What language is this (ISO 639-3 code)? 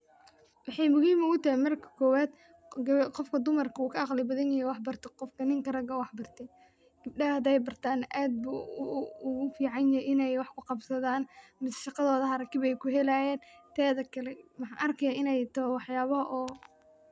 som